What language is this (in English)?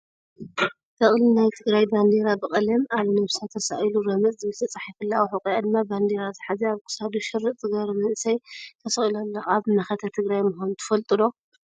Tigrinya